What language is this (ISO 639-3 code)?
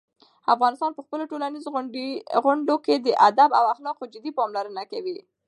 pus